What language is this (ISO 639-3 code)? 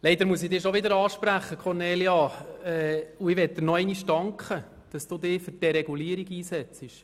gsw